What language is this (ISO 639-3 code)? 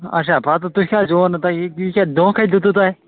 kas